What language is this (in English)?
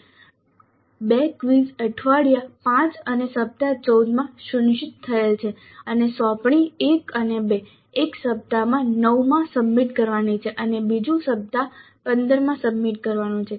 Gujarati